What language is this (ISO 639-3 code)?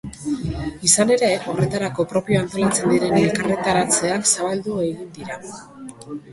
eus